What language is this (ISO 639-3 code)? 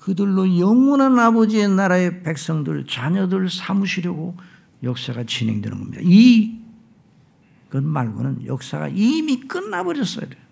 kor